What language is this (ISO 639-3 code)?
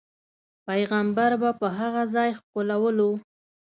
pus